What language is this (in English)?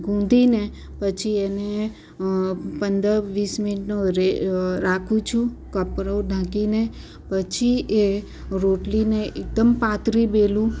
Gujarati